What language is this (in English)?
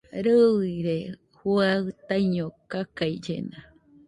Nüpode Huitoto